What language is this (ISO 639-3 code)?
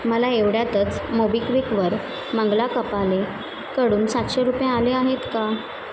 mar